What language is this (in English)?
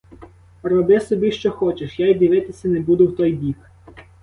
Ukrainian